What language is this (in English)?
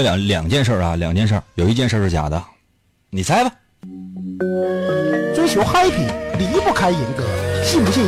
Chinese